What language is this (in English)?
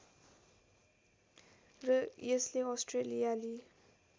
Nepali